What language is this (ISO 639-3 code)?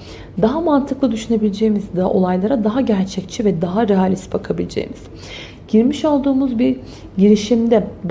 tur